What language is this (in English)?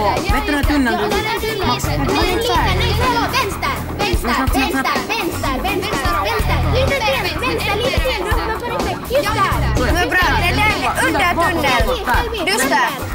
Swedish